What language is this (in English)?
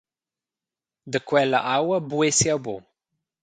Romansh